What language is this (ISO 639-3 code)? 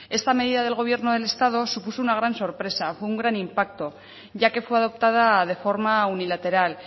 spa